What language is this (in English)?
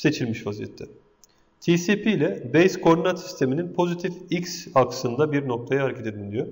Turkish